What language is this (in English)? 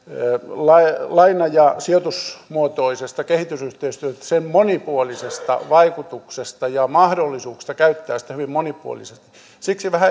Finnish